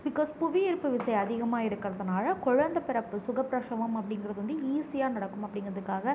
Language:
Tamil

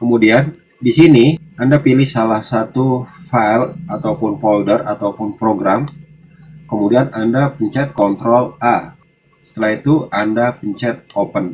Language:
Indonesian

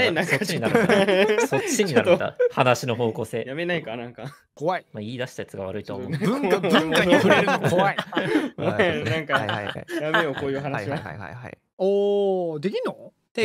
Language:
Japanese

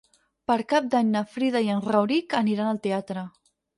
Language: Catalan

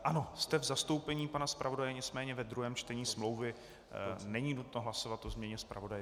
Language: Czech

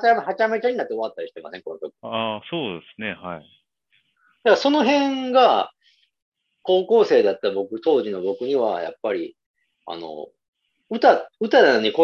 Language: Japanese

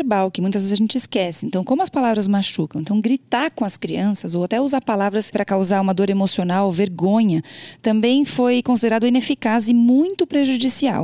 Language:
Portuguese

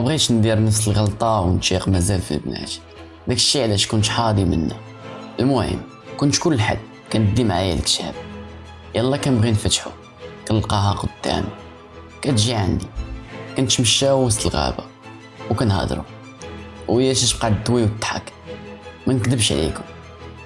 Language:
Arabic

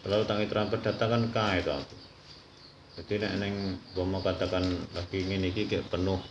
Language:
Indonesian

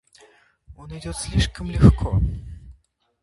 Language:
Russian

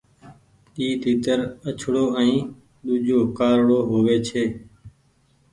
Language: Goaria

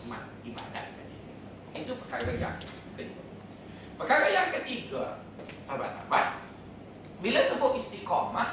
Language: Malay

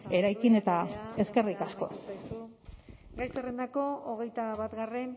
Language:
Basque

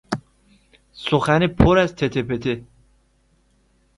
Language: Persian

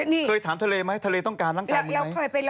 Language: Thai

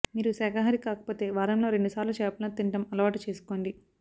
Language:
Telugu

